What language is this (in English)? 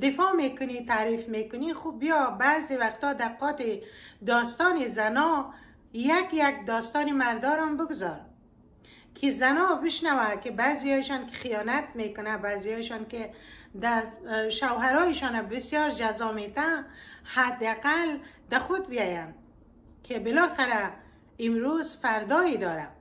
Persian